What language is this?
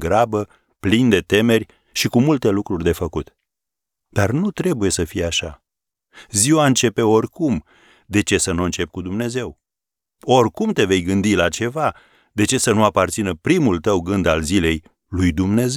Romanian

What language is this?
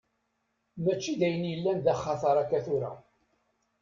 Kabyle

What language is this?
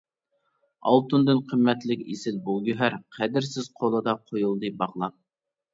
Uyghur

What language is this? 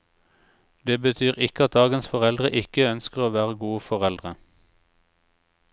Norwegian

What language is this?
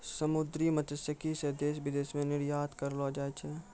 Maithili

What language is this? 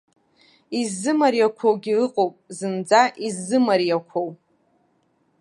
Abkhazian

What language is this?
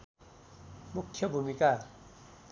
Nepali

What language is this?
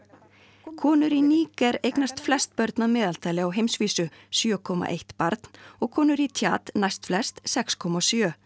Icelandic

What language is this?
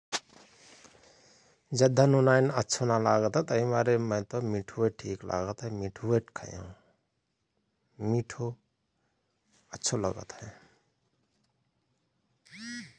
Rana Tharu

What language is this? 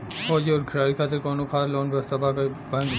Bhojpuri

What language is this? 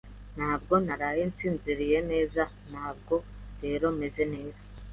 Kinyarwanda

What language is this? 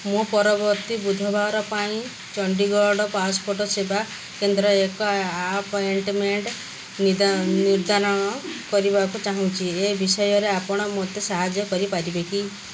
Odia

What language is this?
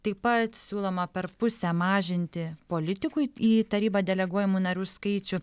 Lithuanian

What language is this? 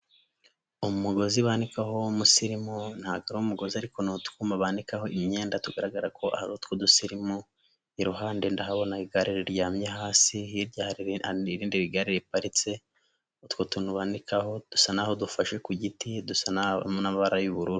Kinyarwanda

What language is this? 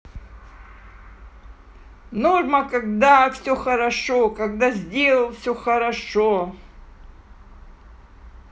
Russian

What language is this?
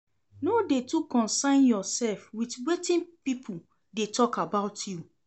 Nigerian Pidgin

